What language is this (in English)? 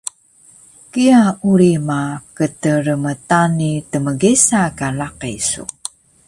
Taroko